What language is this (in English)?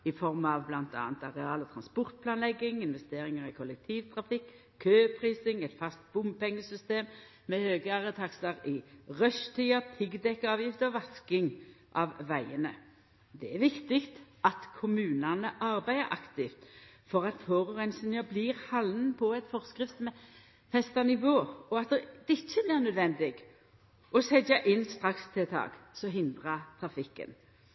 Norwegian Nynorsk